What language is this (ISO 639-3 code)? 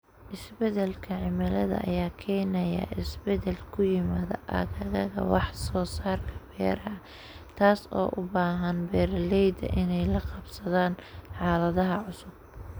som